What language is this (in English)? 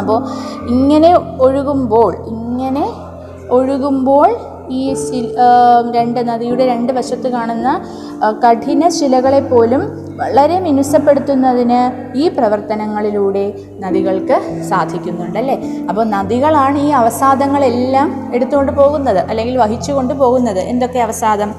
Malayalam